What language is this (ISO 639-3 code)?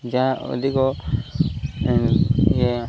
ori